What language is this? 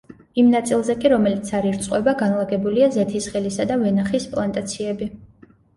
Georgian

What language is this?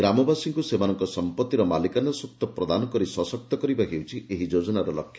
Odia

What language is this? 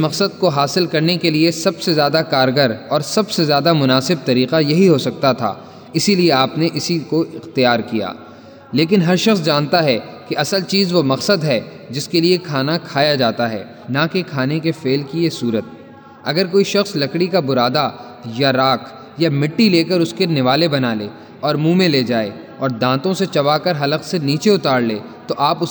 Urdu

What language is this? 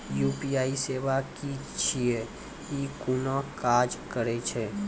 Maithili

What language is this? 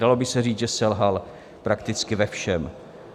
Czech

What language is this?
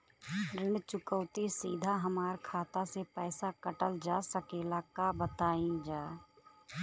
Bhojpuri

